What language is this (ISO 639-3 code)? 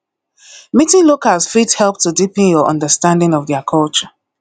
pcm